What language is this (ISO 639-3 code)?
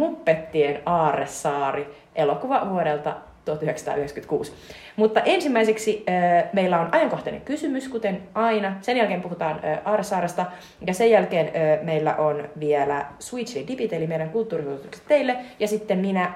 fin